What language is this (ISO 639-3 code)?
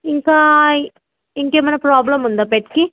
tel